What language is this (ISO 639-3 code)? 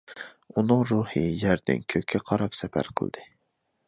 uig